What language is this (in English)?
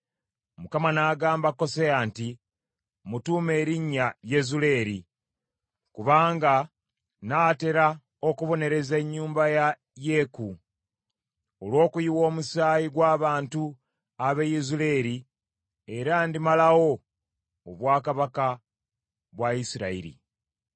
Ganda